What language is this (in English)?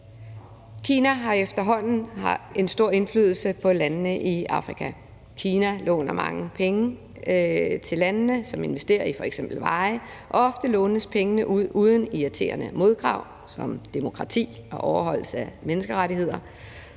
Danish